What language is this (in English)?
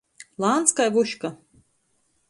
Latgalian